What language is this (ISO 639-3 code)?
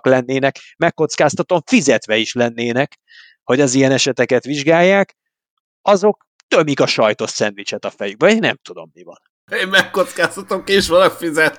hun